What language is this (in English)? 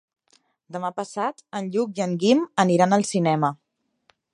Catalan